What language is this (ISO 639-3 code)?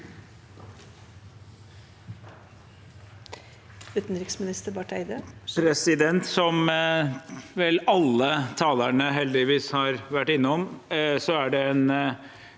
nor